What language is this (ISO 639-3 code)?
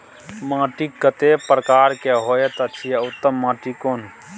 mai